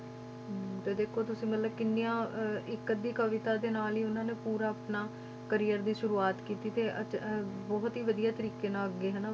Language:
Punjabi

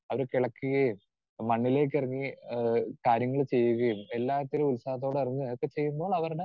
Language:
Malayalam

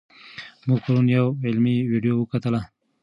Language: Pashto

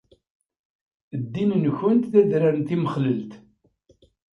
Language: Kabyle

